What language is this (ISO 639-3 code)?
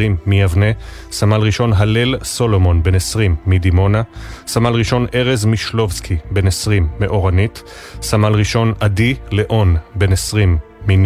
heb